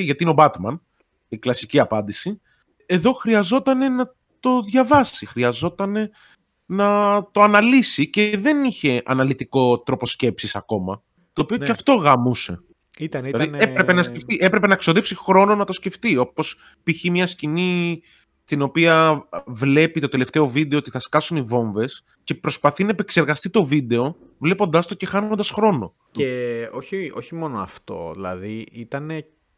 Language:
Greek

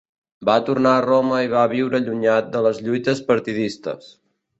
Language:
Catalan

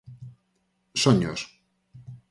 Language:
Galician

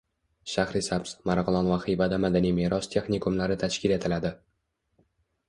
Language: Uzbek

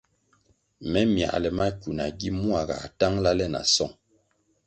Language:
Kwasio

